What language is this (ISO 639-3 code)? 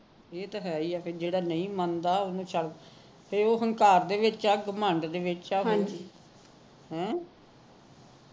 pan